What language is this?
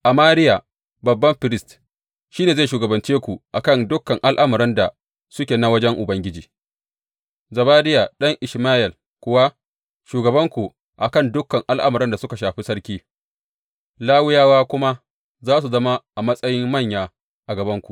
Hausa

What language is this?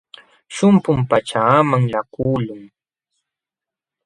Jauja Wanca Quechua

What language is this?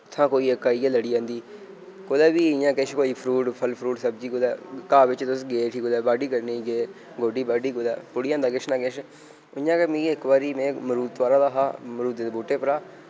Dogri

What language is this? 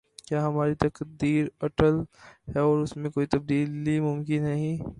Urdu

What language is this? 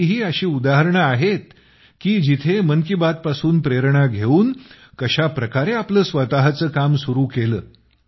Marathi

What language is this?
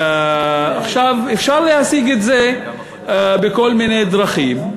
Hebrew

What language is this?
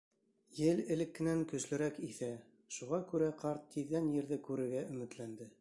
Bashkir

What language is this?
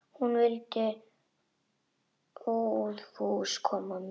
Icelandic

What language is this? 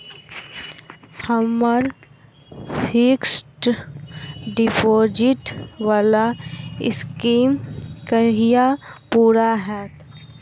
Maithili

